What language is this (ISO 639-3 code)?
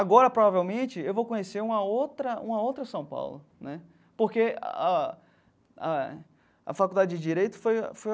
por